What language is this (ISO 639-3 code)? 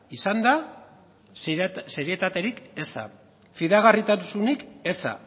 eus